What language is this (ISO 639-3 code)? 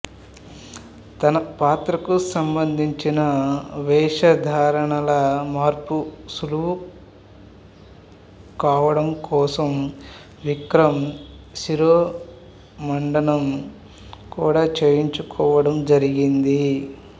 tel